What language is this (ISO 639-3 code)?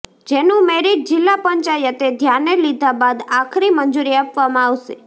guj